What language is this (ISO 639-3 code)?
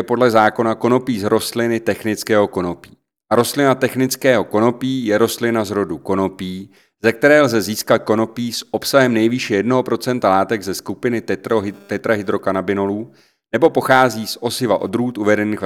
ces